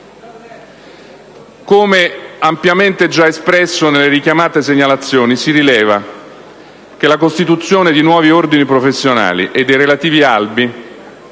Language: Italian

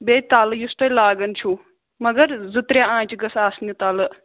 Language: Kashmiri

